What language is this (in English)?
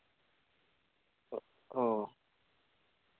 Santali